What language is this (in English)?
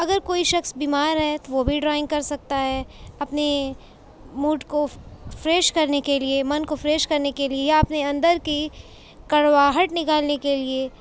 Urdu